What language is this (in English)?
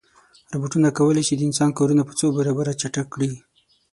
Pashto